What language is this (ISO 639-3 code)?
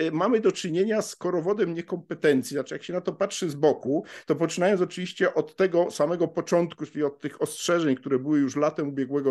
pol